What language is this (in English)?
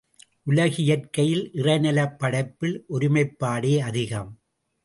Tamil